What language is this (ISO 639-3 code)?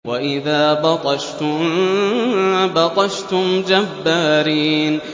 ara